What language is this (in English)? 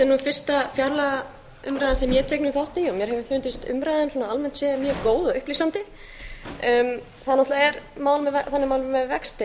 Icelandic